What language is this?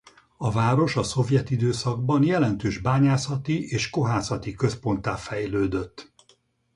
Hungarian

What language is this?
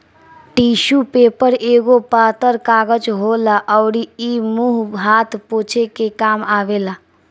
Bhojpuri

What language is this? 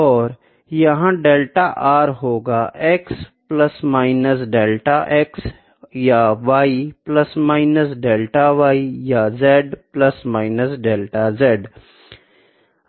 Hindi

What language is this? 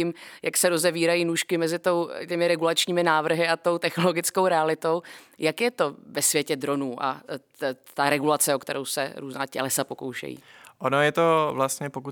Czech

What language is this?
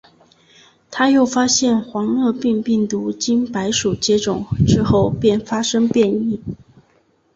Chinese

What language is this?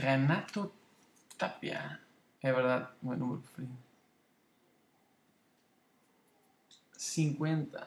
Portuguese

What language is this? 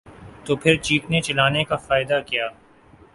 Urdu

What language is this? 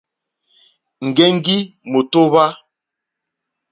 Mokpwe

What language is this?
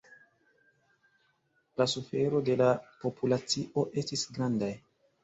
Esperanto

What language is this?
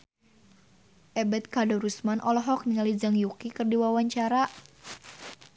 Sundanese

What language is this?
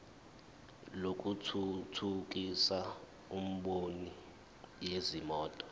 Zulu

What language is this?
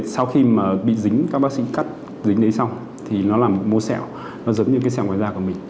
Vietnamese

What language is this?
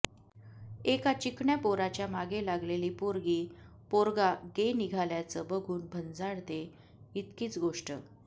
Marathi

